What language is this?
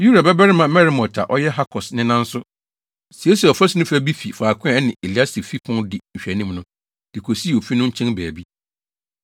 Akan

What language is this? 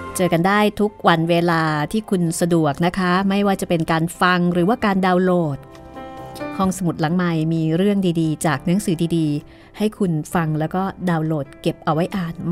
Thai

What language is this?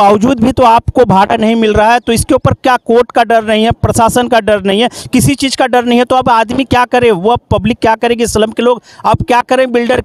Hindi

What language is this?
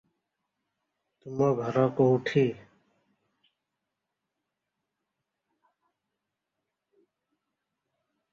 English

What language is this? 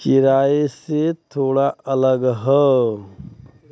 Bhojpuri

